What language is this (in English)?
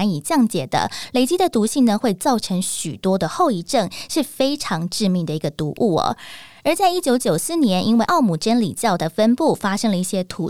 Chinese